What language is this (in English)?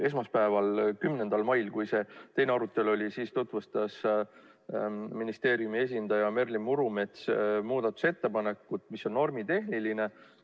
Estonian